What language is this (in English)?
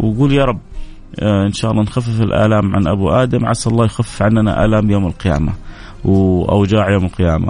Arabic